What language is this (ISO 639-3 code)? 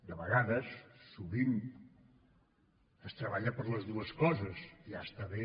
cat